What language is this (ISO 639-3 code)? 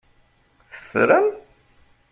kab